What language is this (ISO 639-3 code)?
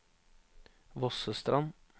nor